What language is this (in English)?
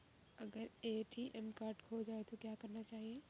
Hindi